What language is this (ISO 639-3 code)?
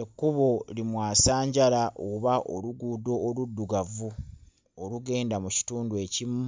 lug